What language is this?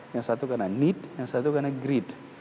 Indonesian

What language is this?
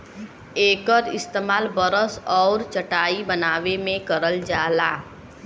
Bhojpuri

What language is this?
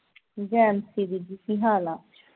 Punjabi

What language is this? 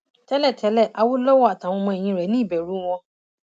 Yoruba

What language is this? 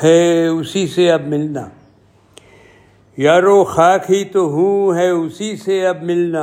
Urdu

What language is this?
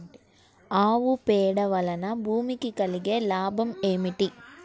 Telugu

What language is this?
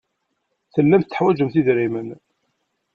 Kabyle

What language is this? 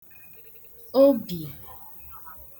Igbo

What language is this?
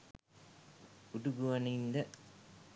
Sinhala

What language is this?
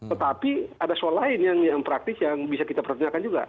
Indonesian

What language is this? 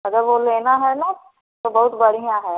Hindi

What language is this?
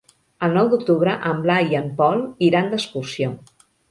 Catalan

